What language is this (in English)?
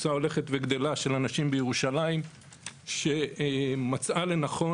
Hebrew